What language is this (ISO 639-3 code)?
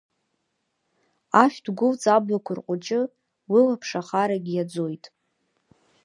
abk